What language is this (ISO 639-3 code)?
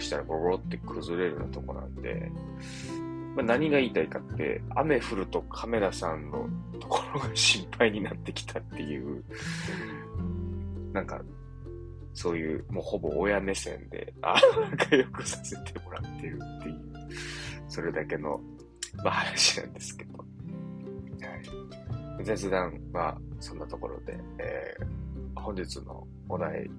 jpn